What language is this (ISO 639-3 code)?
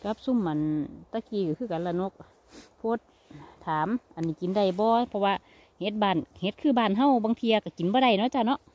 tha